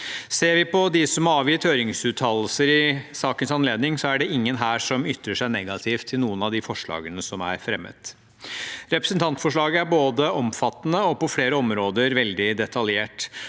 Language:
Norwegian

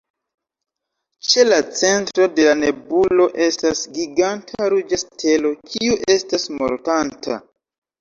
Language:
Esperanto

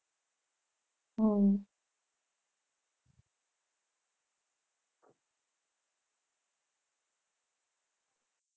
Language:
Gujarati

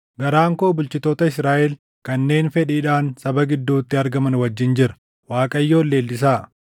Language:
Oromo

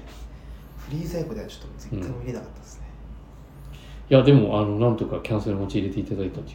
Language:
Japanese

